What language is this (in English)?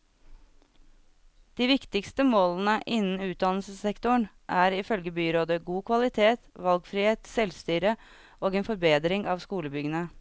Norwegian